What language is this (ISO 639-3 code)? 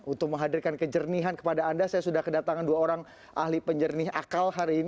ind